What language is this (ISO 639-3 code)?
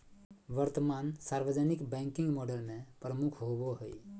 mag